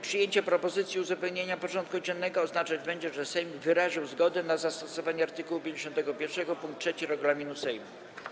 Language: Polish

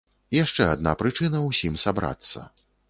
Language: Belarusian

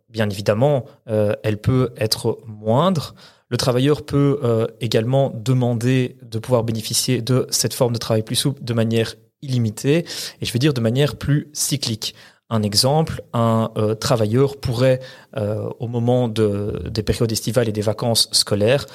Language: French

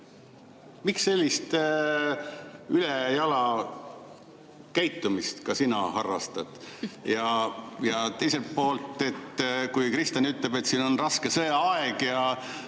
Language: Estonian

